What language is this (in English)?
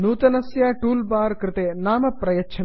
Sanskrit